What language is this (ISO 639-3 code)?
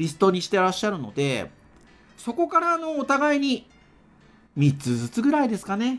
jpn